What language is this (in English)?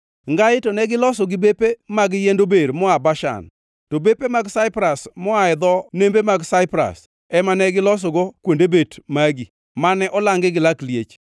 Luo (Kenya and Tanzania)